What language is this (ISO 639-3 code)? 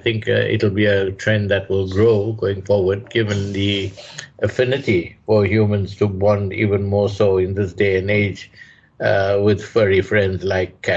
eng